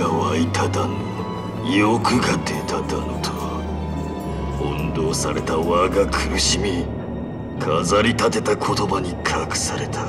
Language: Japanese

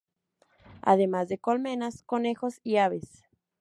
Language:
Spanish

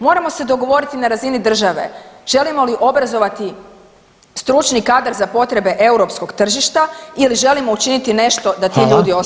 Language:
Croatian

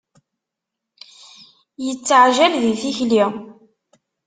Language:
Kabyle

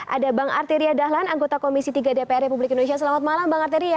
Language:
Indonesian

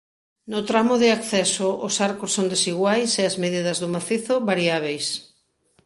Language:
Galician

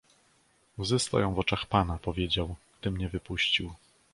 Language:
Polish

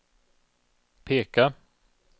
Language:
Swedish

